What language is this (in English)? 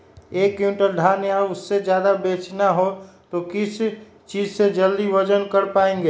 Magahi